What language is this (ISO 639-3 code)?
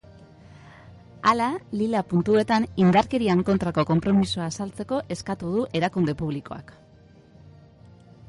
eus